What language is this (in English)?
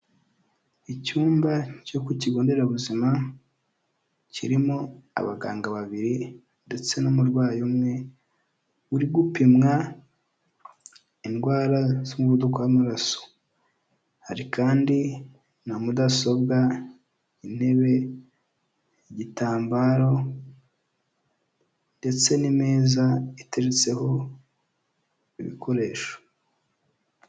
Kinyarwanda